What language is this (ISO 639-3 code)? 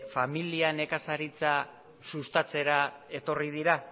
eus